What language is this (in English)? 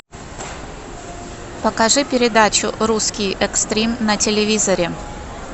Russian